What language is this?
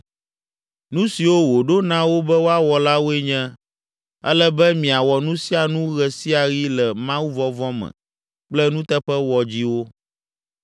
Ewe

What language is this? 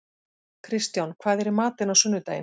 Icelandic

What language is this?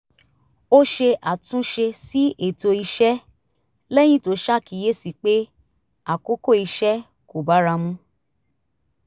Yoruba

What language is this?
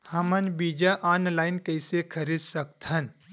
Chhattisgarhi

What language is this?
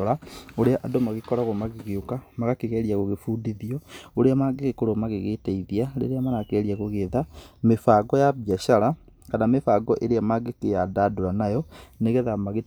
Kikuyu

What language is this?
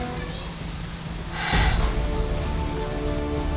Indonesian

